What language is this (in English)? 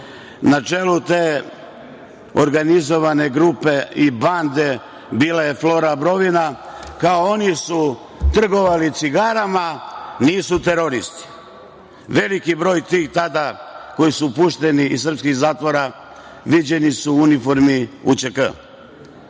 Serbian